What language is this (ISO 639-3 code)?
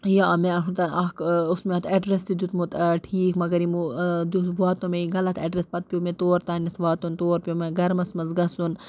kas